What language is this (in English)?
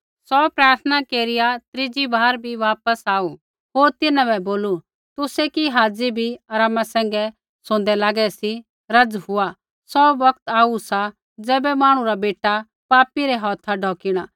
Kullu Pahari